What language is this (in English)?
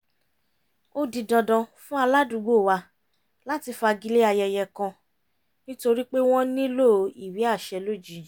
Yoruba